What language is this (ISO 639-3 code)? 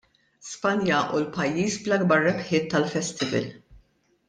mlt